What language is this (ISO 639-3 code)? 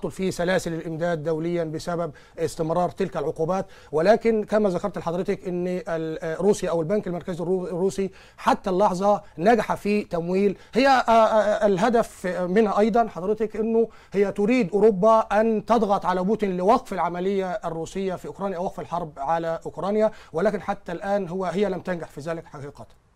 ara